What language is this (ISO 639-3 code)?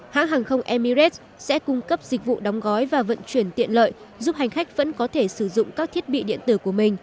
vie